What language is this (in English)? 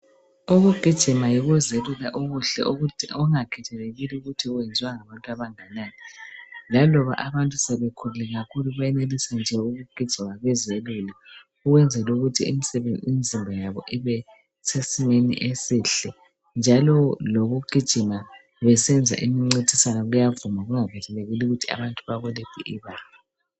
North Ndebele